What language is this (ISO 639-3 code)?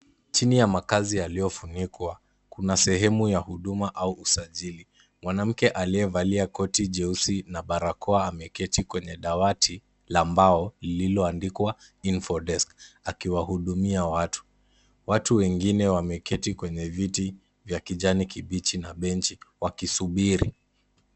swa